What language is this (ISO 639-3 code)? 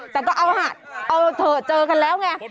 tha